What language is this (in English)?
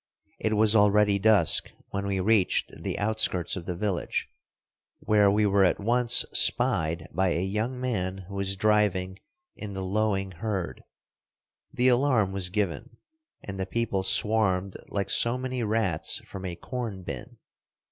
English